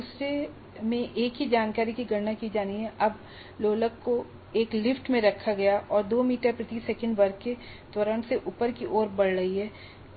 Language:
Hindi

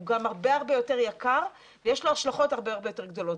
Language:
Hebrew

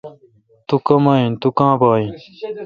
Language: Kalkoti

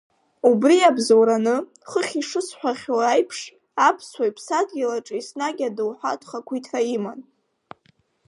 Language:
Abkhazian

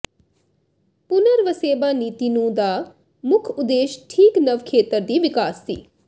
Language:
Punjabi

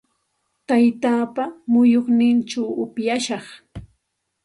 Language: Santa Ana de Tusi Pasco Quechua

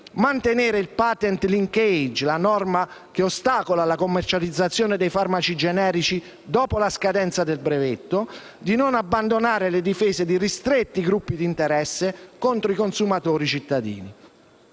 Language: Italian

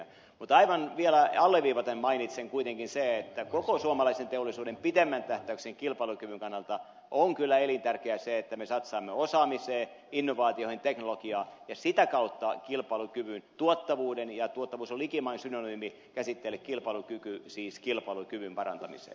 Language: Finnish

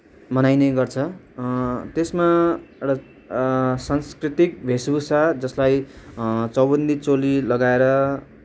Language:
Nepali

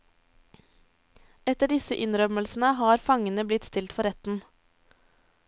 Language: Norwegian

